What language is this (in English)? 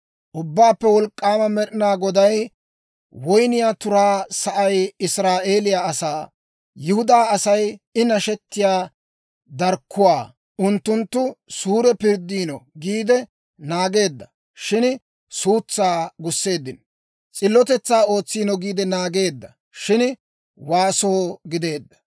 Dawro